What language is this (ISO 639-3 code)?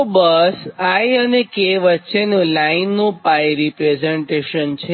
guj